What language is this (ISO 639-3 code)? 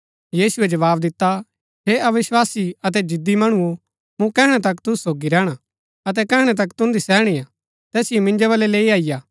gbk